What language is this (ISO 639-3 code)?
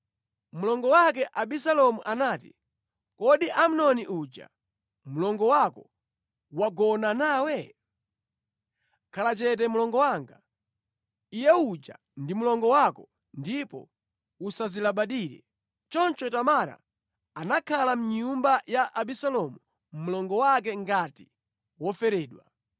nya